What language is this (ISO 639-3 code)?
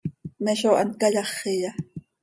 sei